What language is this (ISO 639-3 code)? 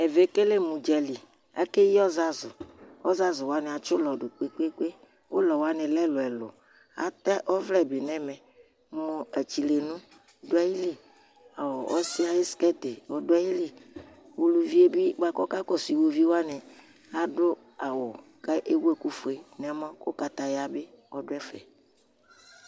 kpo